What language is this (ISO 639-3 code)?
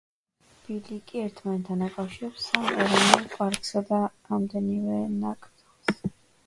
kat